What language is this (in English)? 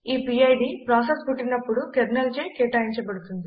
Telugu